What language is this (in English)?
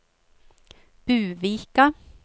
Norwegian